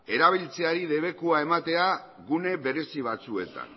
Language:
Basque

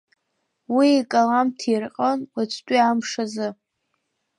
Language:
Abkhazian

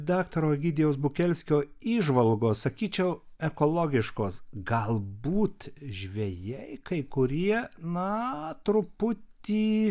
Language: Lithuanian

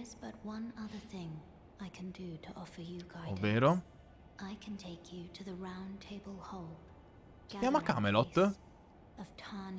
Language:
Italian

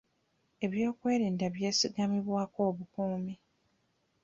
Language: Ganda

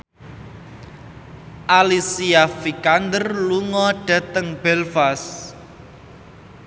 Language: Javanese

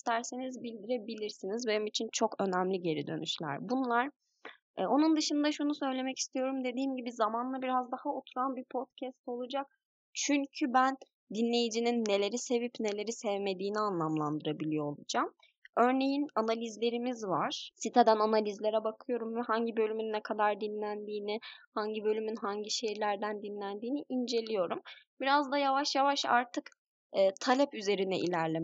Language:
Turkish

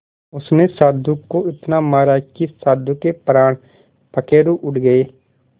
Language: Hindi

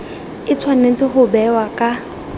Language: Tswana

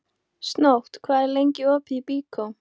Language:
Icelandic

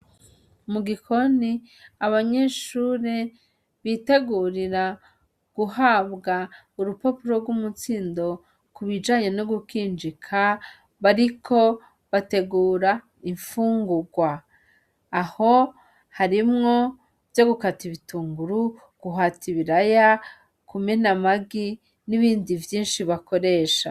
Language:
Rundi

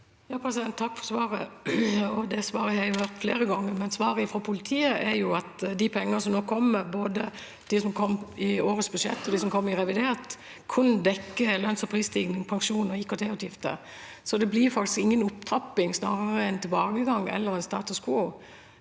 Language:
Norwegian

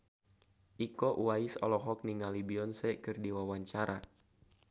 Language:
Sundanese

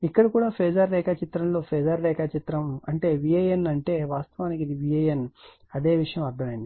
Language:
Telugu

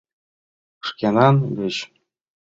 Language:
Mari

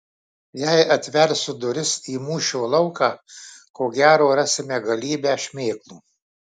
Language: Lithuanian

